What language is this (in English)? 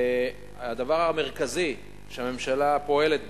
Hebrew